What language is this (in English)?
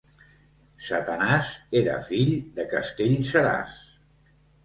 Catalan